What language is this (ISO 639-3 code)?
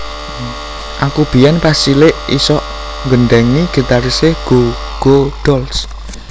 jav